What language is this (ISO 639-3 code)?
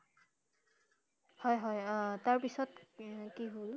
asm